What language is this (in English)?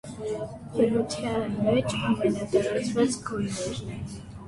Armenian